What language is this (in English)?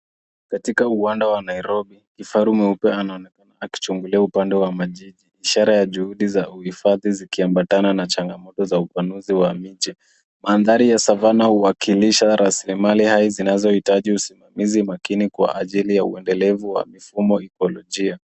Swahili